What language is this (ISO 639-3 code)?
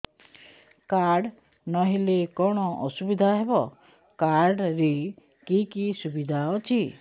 ori